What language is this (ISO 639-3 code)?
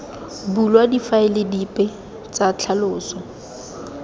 tsn